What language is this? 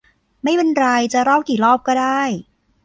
Thai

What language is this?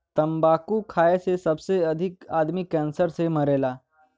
Bhojpuri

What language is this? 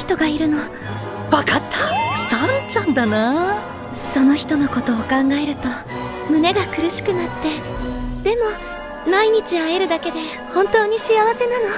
Japanese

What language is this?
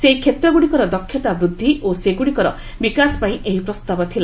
Odia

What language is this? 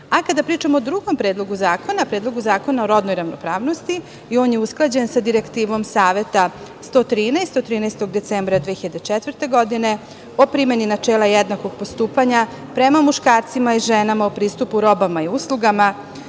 Serbian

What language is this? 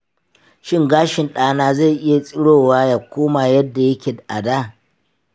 Hausa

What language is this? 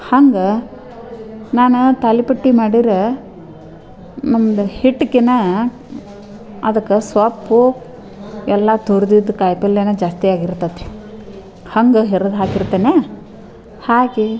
Kannada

